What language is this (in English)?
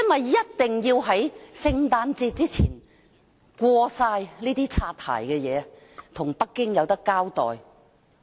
Cantonese